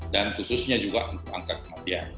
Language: Indonesian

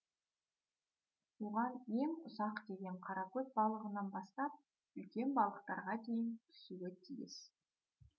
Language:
Kazakh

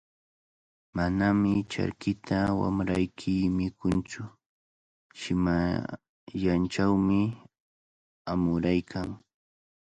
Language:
Cajatambo North Lima Quechua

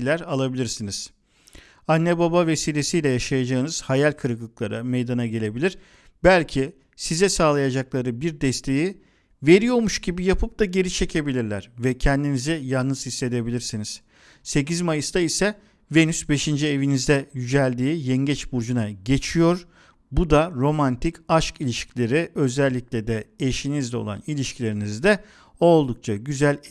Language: Turkish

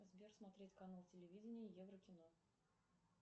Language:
Russian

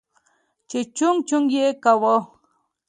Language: Pashto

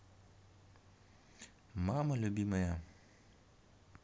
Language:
Russian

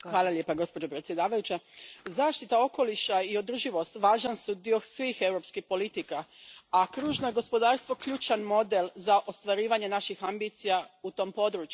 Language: Croatian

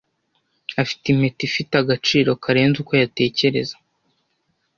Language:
Kinyarwanda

